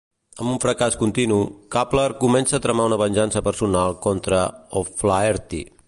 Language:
Catalan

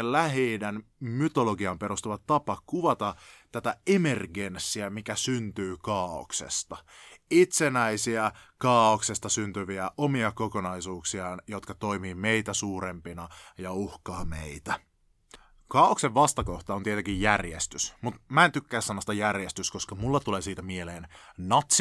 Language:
Finnish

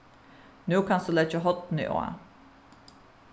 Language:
Faroese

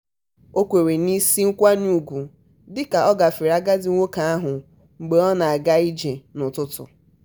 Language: Igbo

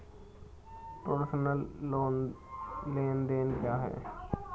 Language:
Hindi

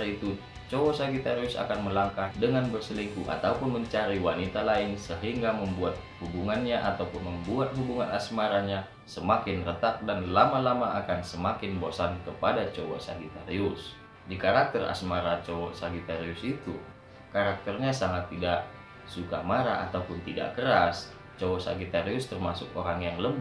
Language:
Indonesian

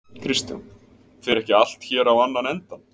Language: Icelandic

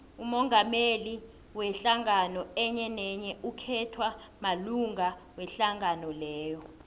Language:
South Ndebele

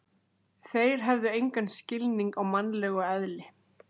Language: Icelandic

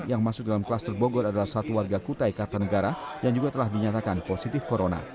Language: Indonesian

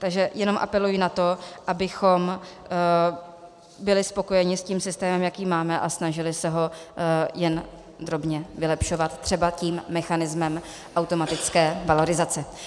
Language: Czech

